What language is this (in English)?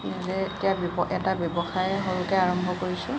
Assamese